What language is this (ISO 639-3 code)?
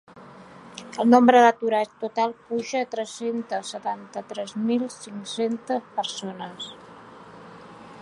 cat